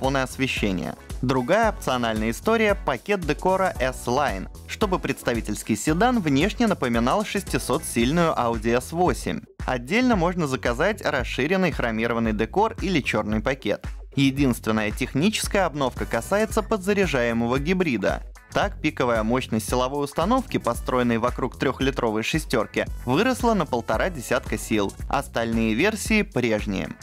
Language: Russian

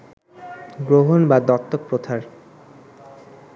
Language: Bangla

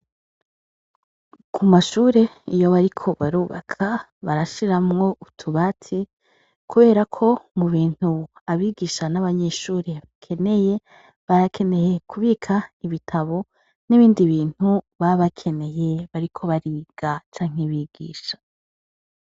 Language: Rundi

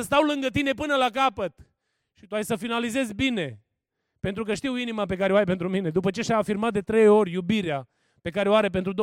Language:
Romanian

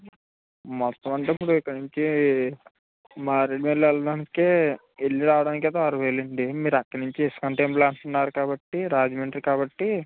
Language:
Telugu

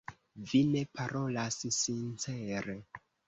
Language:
Esperanto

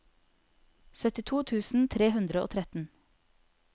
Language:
Norwegian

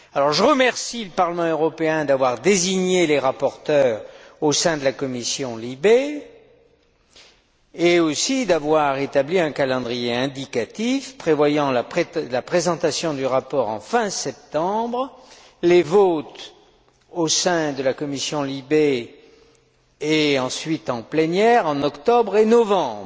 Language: French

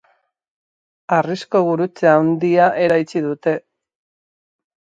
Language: Basque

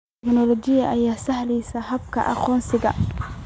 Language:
Somali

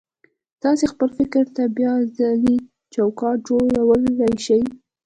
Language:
Pashto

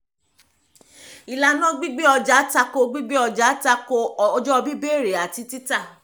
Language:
Yoruba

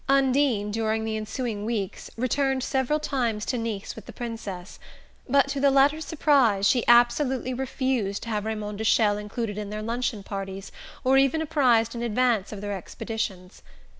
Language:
English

